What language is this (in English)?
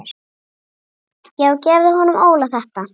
Icelandic